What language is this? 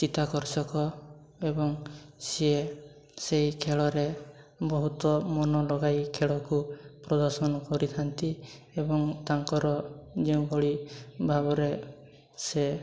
Odia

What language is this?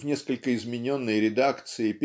Russian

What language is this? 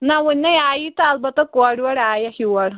Kashmiri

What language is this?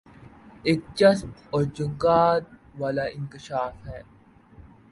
Urdu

